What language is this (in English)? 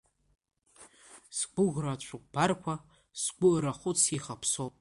Abkhazian